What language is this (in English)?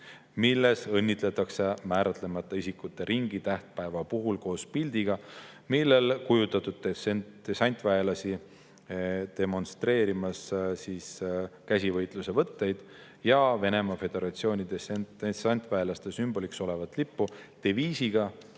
Estonian